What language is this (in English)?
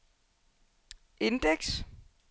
Danish